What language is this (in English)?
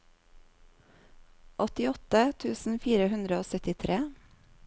Norwegian